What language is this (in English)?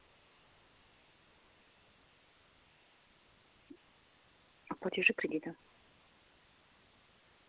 Russian